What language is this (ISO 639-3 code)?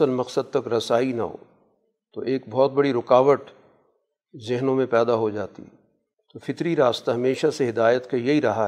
urd